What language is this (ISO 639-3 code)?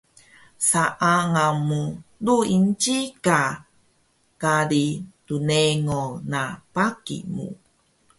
trv